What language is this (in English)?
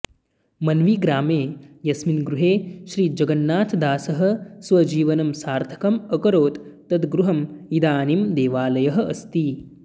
Sanskrit